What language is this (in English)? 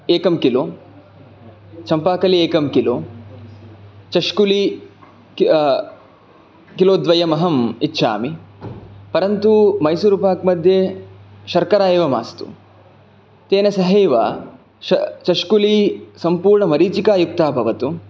Sanskrit